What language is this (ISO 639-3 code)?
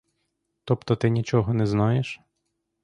ukr